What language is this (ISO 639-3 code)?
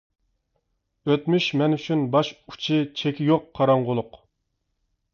uig